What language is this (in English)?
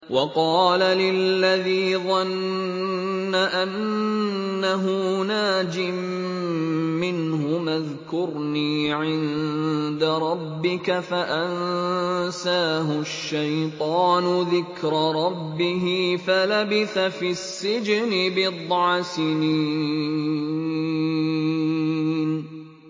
Arabic